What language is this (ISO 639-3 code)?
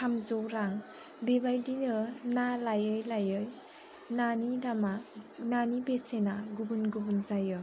brx